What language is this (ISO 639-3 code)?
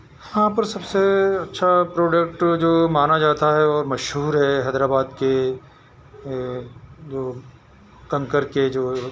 urd